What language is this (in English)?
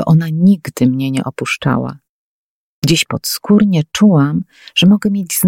Polish